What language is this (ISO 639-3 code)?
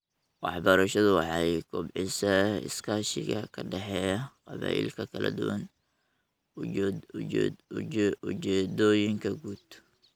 som